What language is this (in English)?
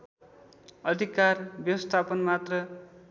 Nepali